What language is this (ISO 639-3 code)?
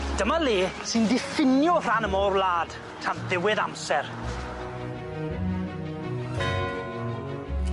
cym